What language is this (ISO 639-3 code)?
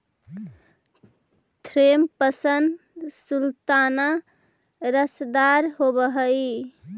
mag